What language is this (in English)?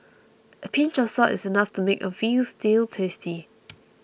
English